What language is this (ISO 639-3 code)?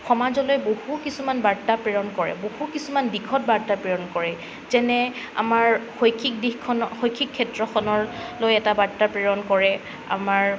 asm